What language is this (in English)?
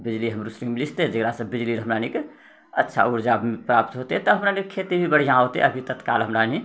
Maithili